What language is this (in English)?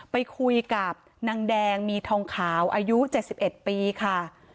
Thai